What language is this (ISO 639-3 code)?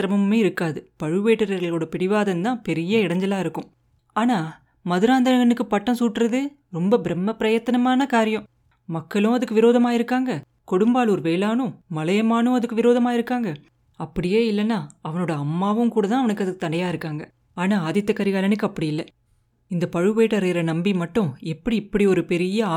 tam